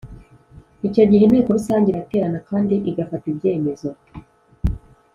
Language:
Kinyarwanda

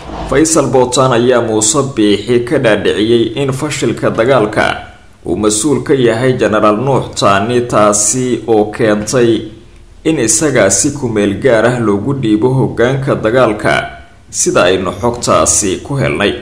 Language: Arabic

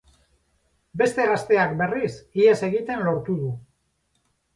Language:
Basque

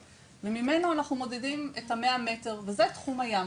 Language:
Hebrew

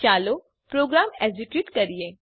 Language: Gujarati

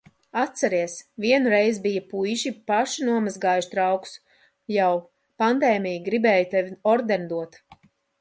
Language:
Latvian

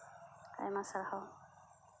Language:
Santali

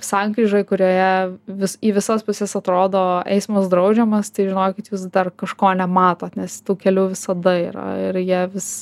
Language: Lithuanian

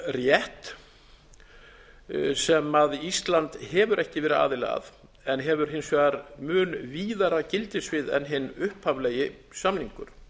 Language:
Icelandic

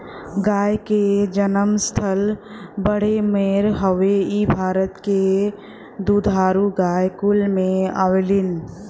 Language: Bhojpuri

